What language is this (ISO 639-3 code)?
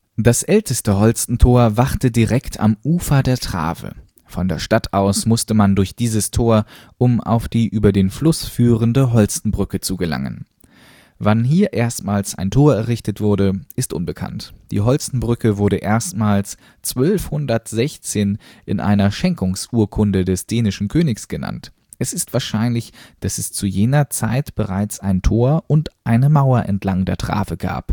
deu